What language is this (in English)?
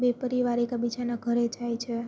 Gujarati